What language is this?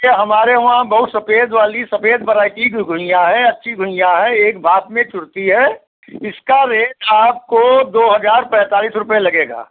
Hindi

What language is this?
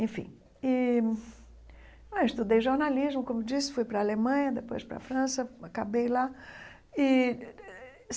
Portuguese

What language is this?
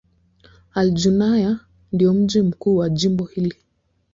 Swahili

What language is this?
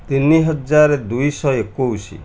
Odia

